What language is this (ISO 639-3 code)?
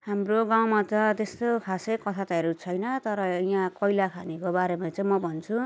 nep